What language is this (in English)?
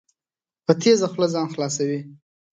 Pashto